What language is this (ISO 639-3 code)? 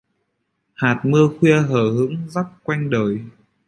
vie